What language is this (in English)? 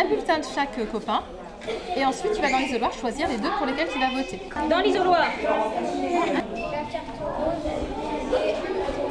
French